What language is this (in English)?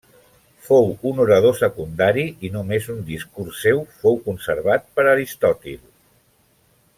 Catalan